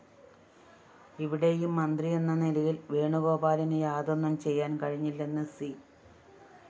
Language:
Malayalam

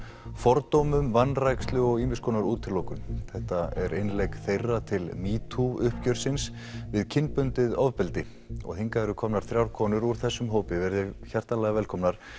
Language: Icelandic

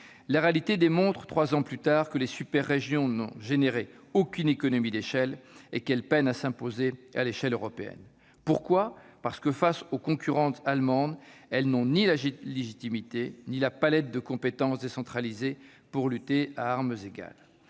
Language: French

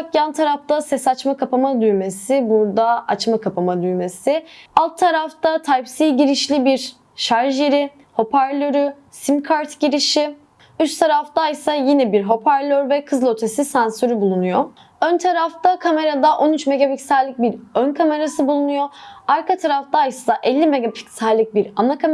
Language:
Turkish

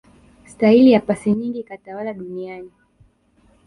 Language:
Swahili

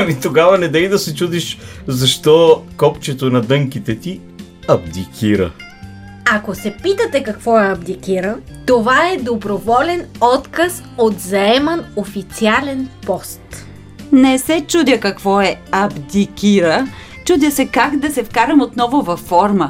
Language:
Bulgarian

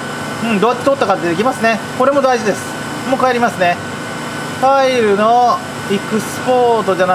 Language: Japanese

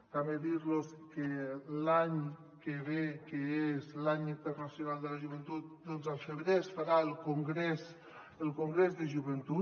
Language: Catalan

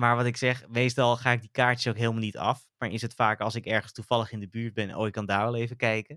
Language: Dutch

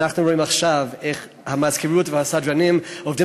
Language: Hebrew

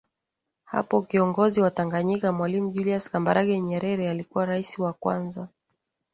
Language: Swahili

